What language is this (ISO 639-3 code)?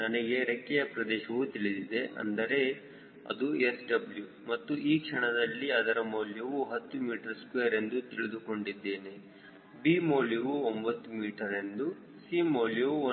kan